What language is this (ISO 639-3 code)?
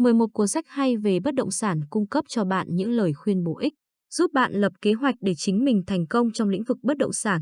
vie